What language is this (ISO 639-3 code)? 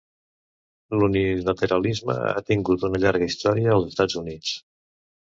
cat